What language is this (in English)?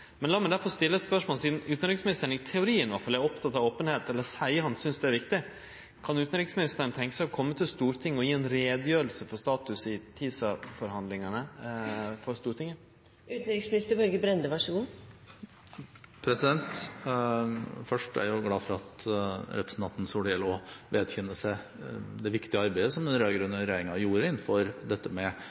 Norwegian